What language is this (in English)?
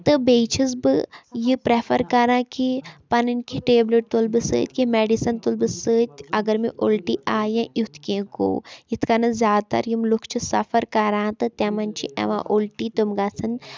Kashmiri